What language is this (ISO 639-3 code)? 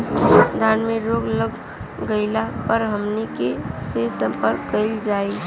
bho